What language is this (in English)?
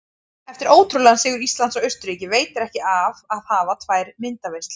Icelandic